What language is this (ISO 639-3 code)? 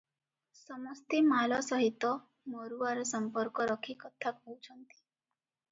ori